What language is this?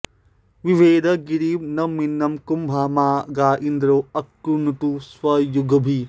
Sanskrit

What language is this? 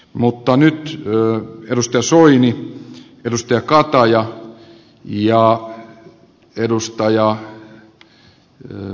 Finnish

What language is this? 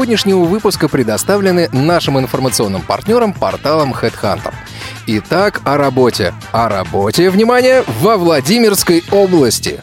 Russian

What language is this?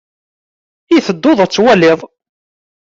Kabyle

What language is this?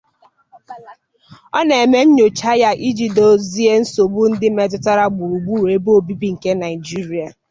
Igbo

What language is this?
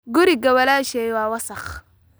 Somali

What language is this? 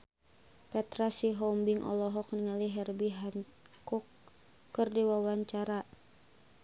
Sundanese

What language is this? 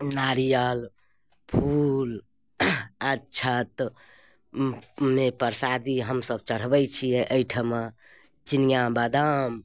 Maithili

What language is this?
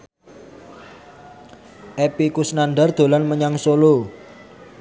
Javanese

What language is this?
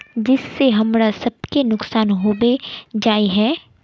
Magahi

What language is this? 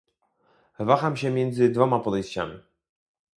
Polish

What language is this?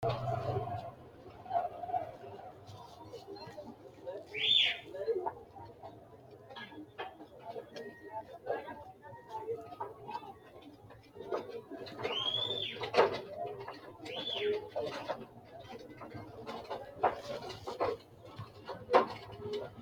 Sidamo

